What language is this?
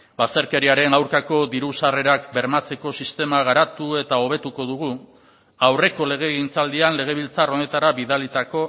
Basque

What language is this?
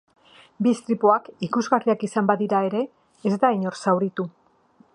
Basque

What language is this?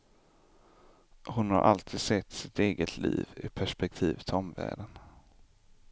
Swedish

